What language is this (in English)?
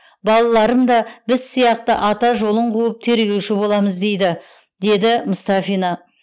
Kazakh